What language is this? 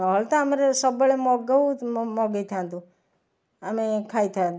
Odia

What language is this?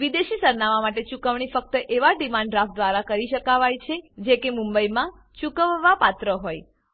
Gujarati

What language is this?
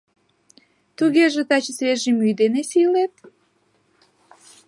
Mari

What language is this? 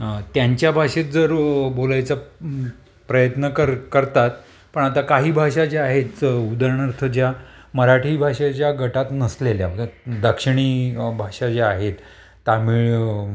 Marathi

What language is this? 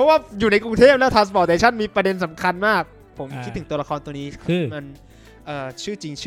Thai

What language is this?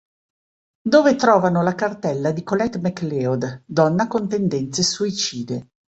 Italian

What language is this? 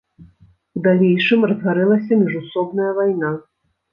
Belarusian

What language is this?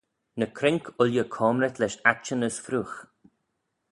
Manx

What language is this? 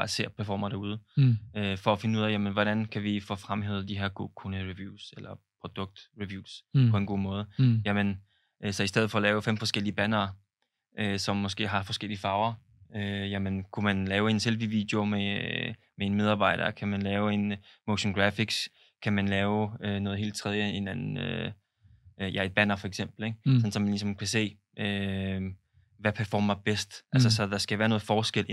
Danish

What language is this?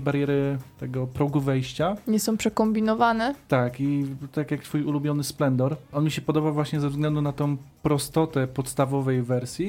Polish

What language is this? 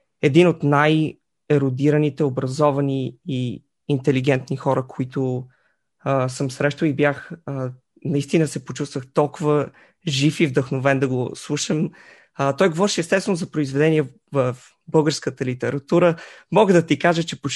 Bulgarian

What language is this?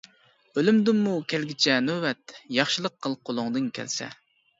Uyghur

